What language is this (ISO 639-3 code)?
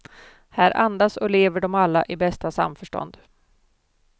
swe